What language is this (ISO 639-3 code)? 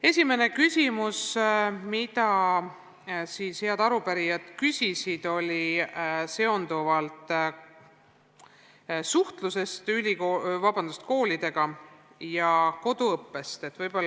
est